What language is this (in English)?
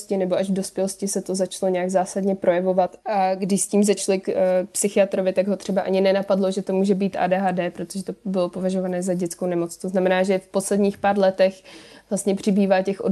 Czech